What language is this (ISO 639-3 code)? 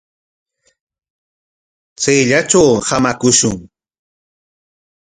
qwa